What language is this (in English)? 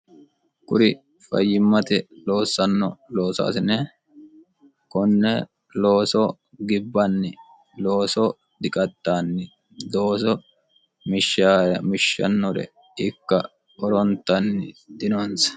Sidamo